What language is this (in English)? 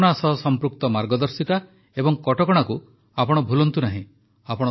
Odia